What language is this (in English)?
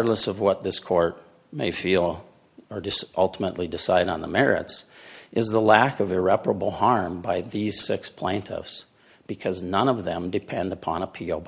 English